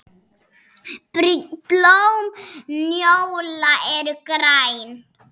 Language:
Icelandic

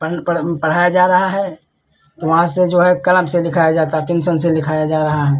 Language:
Hindi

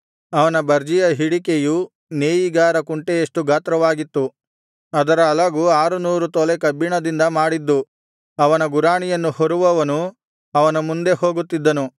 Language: Kannada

